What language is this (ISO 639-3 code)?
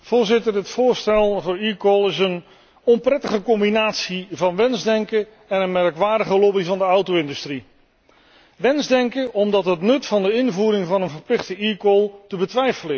nld